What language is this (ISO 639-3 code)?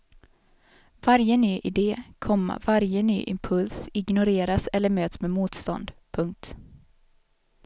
swe